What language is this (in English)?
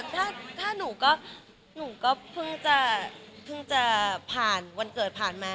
Thai